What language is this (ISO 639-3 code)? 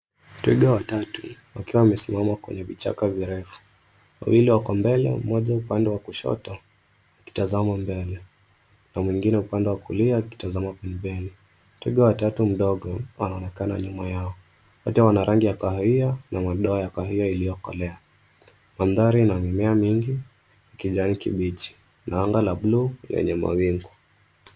swa